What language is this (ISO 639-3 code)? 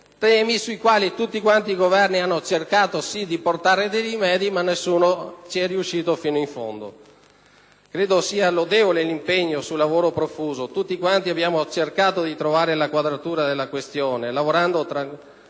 ita